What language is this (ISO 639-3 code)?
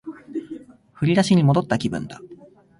jpn